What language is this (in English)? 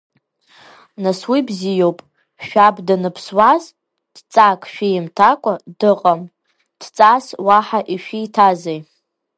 Abkhazian